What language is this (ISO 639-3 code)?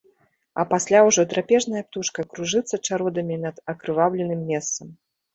bel